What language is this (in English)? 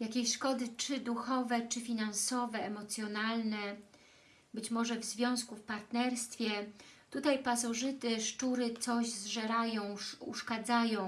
Polish